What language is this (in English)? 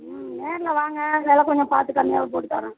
Tamil